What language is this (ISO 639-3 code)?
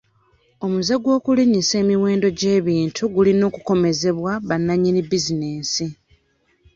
lug